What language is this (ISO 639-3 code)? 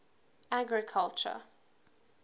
eng